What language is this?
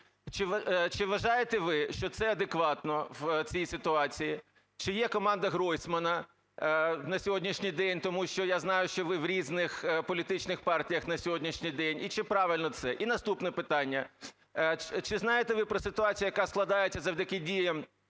Ukrainian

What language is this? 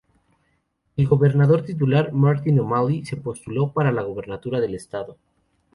Spanish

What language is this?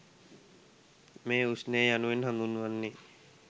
Sinhala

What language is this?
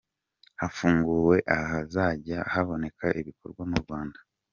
Kinyarwanda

